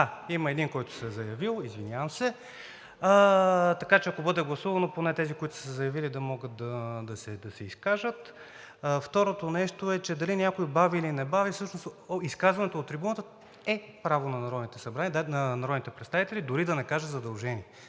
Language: Bulgarian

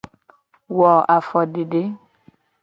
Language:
Gen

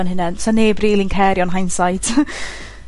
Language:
Welsh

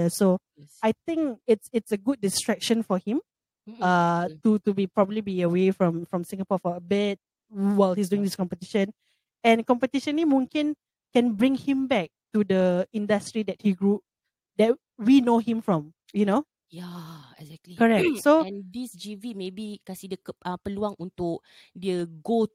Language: Malay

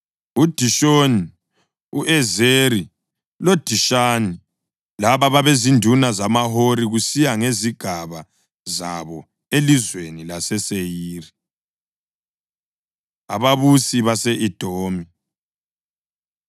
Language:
North Ndebele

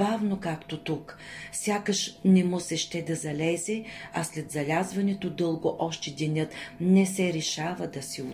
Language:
Bulgarian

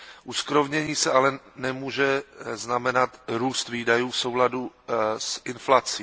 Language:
Czech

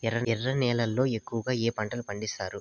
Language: Telugu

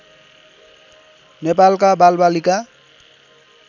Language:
Nepali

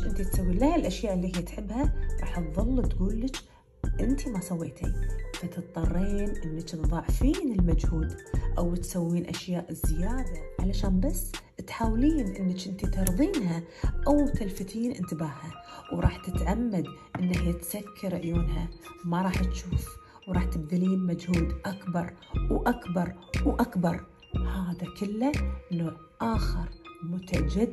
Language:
Arabic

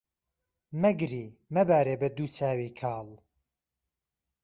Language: Central Kurdish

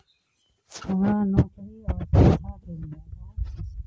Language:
Maithili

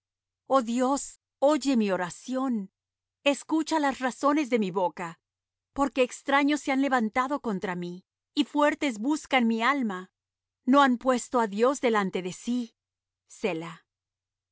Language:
Spanish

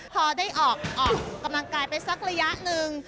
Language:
Thai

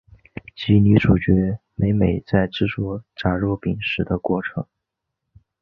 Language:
Chinese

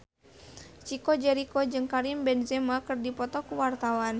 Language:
Sundanese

